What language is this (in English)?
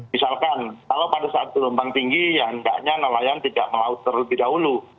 Indonesian